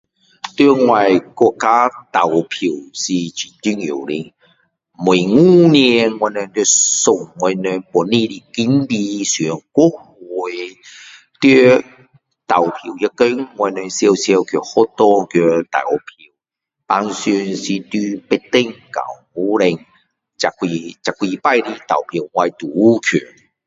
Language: Min Dong Chinese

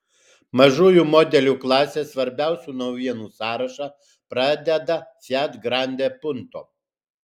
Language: Lithuanian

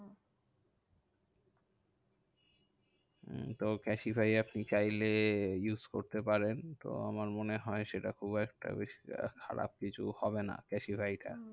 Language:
Bangla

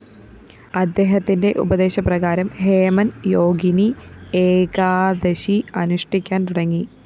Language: Malayalam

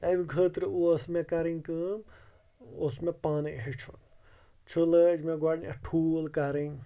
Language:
Kashmiri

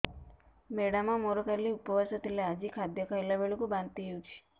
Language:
Odia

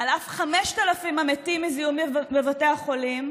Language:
Hebrew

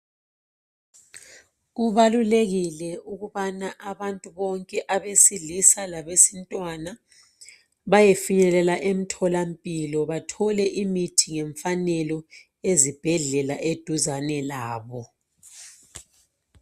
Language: North Ndebele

